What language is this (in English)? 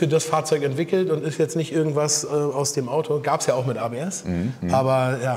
German